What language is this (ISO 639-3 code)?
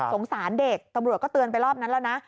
tha